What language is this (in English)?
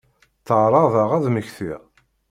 Kabyle